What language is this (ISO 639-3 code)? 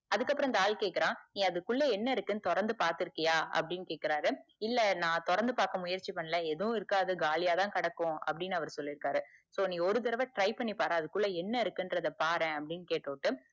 tam